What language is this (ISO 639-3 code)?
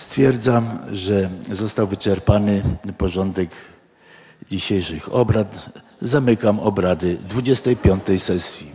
pol